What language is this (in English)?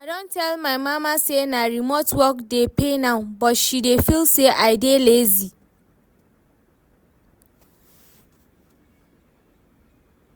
Nigerian Pidgin